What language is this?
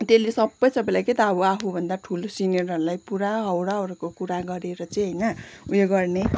Nepali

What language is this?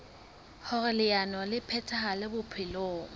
Southern Sotho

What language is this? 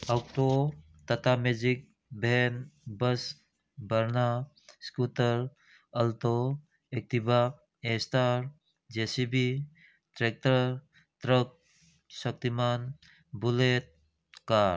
Manipuri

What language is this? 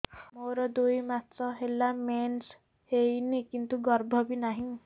Odia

